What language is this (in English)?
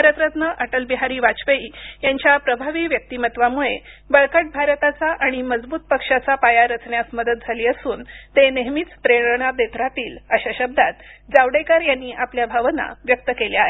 Marathi